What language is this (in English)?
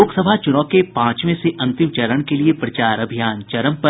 Hindi